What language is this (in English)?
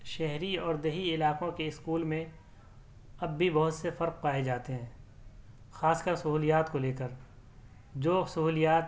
Urdu